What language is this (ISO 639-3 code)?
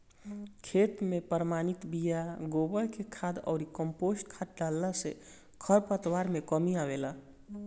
bho